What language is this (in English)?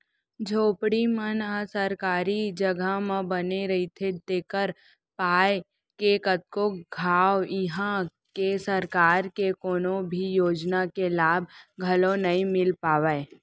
Chhattisgarhi